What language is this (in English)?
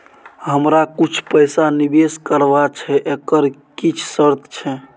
Maithili